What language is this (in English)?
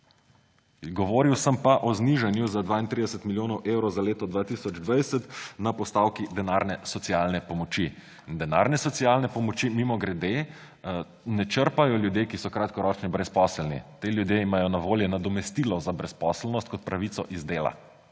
Slovenian